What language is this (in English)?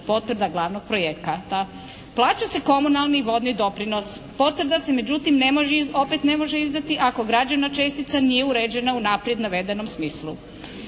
Croatian